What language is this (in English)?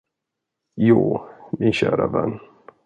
Swedish